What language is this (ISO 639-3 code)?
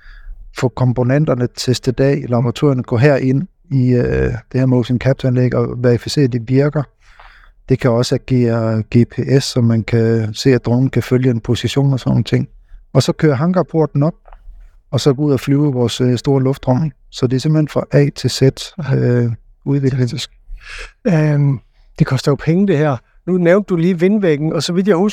dan